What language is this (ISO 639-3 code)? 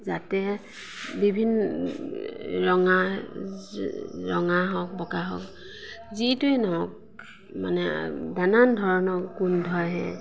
asm